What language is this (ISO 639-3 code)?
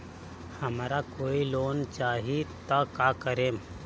bho